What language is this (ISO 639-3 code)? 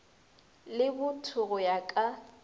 nso